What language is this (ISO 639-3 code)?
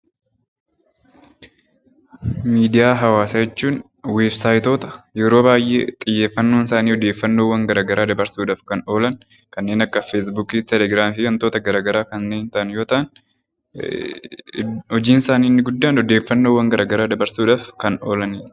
orm